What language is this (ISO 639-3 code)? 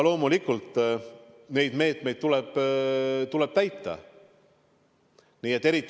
est